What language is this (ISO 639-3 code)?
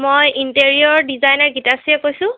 asm